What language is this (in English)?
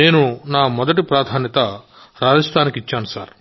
Telugu